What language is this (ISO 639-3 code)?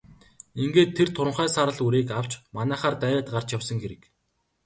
mon